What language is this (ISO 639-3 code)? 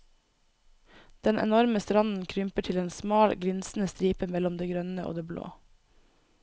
nor